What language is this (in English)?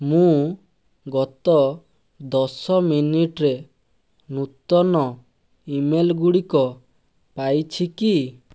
Odia